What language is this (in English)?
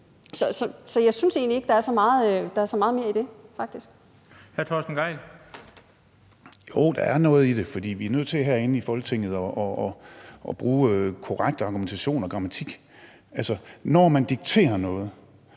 Danish